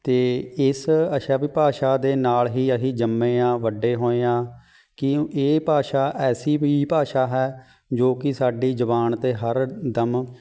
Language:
Punjabi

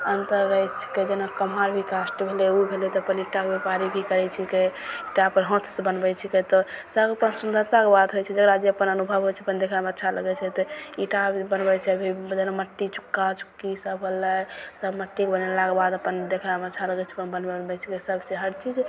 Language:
Maithili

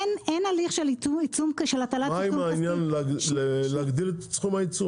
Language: Hebrew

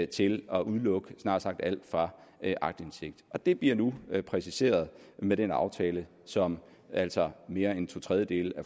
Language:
Danish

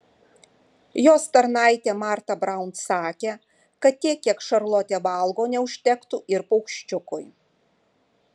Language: Lithuanian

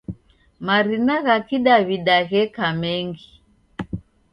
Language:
Taita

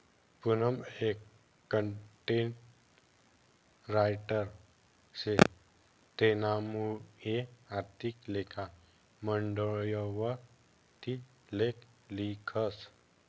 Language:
Marathi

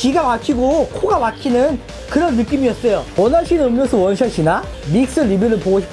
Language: Korean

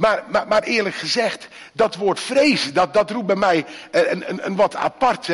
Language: Dutch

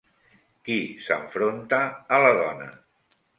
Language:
Catalan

